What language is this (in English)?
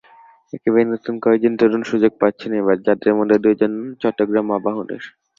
Bangla